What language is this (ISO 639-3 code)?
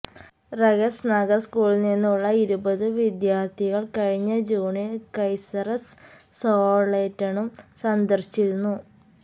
mal